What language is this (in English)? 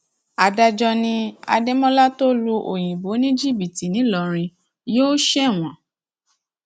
Yoruba